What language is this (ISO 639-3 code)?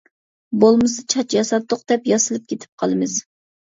uig